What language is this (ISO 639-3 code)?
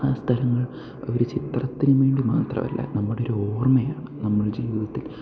mal